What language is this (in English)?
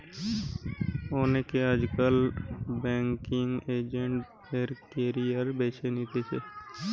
Bangla